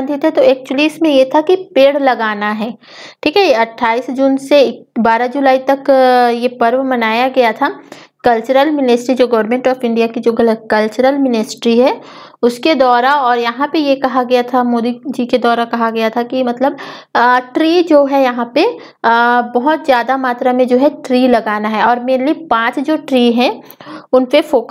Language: Hindi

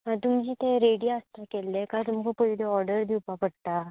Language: Konkani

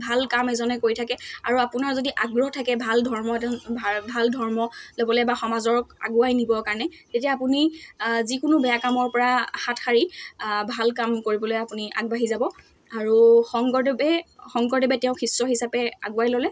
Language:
Assamese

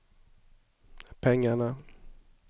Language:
Swedish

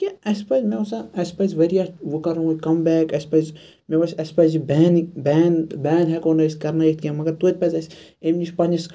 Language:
Kashmiri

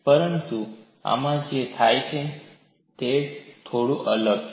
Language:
Gujarati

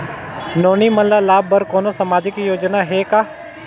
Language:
Chhattisgarhi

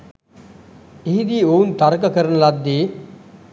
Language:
Sinhala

